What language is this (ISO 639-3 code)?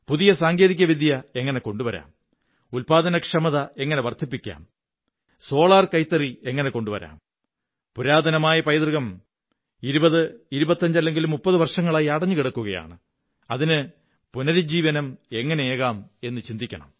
mal